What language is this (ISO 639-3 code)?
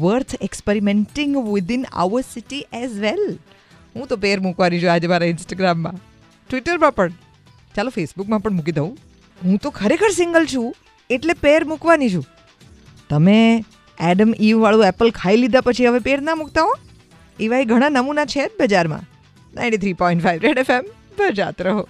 hin